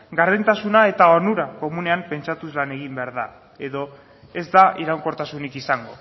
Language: Basque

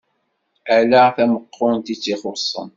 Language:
Kabyle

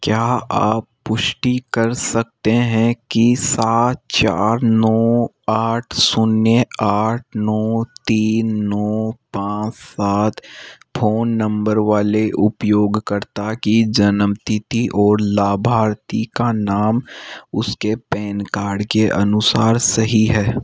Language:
Hindi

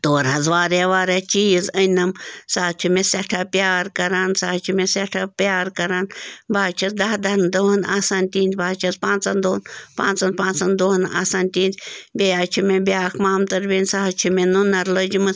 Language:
Kashmiri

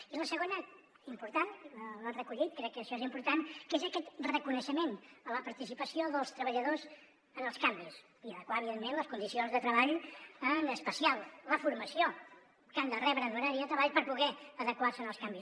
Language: Catalan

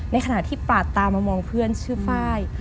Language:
Thai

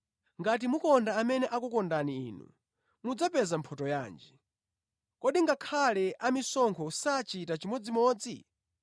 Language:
Nyanja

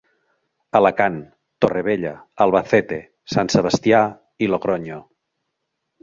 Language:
Catalan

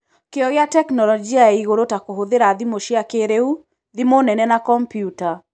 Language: Kikuyu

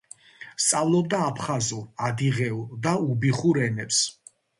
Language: Georgian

